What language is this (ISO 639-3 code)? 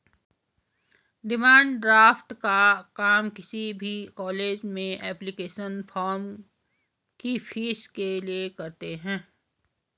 hin